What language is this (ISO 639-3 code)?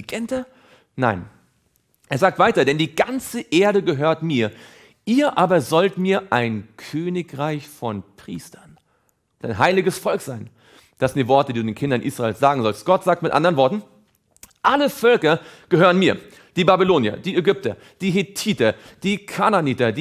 deu